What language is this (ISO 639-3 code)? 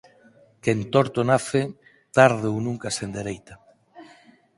glg